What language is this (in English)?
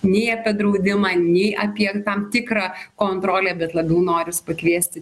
Lithuanian